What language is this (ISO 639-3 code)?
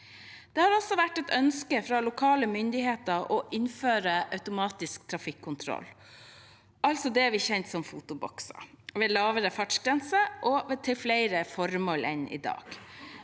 nor